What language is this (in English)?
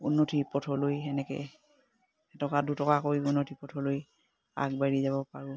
Assamese